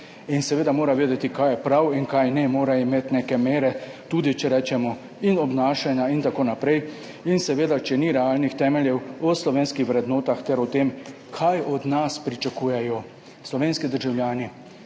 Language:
Slovenian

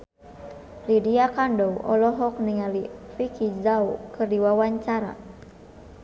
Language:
Sundanese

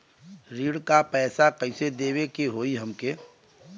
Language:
Bhojpuri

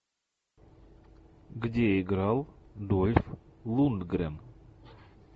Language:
Russian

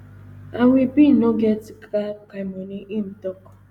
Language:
Nigerian Pidgin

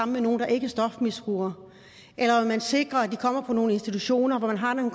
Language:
Danish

